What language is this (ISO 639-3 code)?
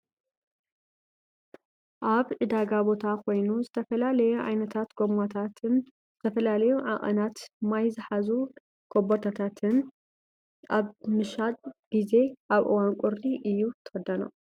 tir